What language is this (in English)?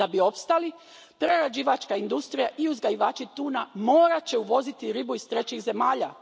Croatian